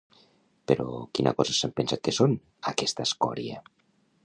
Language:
Catalan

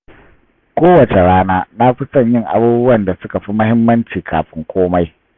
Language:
Hausa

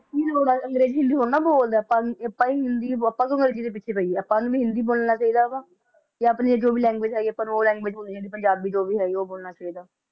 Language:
Punjabi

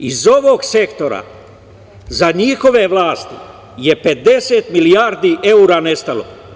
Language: Serbian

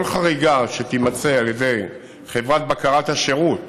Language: Hebrew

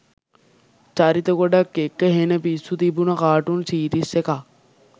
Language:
Sinhala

